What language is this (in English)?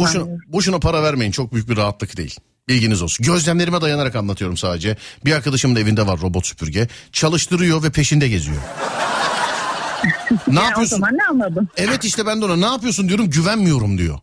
Turkish